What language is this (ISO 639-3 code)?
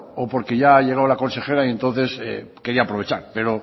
spa